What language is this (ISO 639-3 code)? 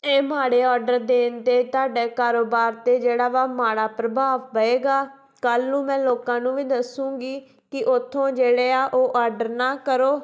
pan